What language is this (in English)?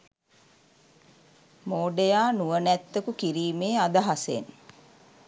Sinhala